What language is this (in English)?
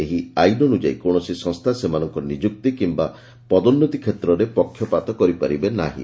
Odia